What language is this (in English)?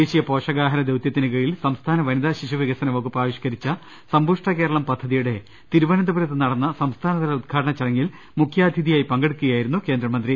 Malayalam